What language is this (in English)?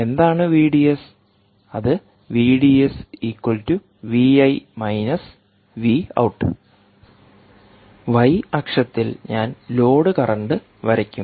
Malayalam